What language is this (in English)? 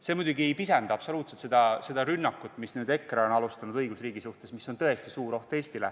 Estonian